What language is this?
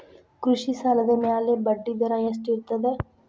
Kannada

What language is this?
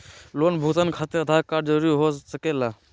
Magahi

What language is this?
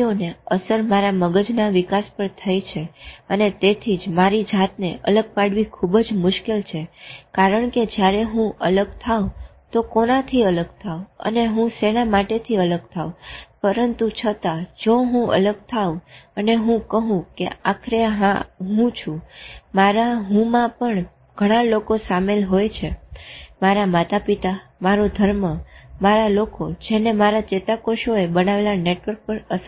Gujarati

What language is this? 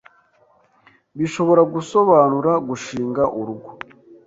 Kinyarwanda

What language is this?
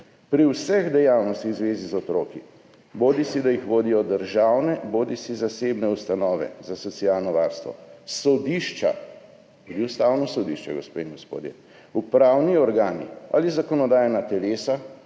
Slovenian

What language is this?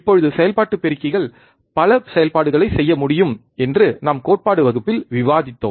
Tamil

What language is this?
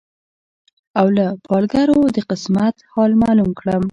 Pashto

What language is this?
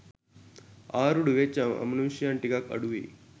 Sinhala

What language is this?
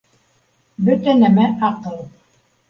Bashkir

